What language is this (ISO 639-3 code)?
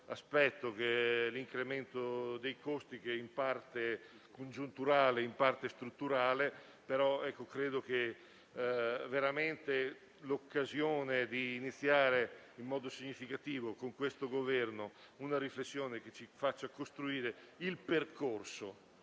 ita